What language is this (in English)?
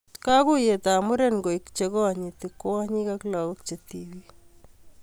Kalenjin